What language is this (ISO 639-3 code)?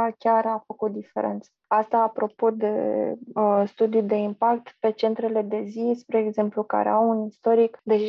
ron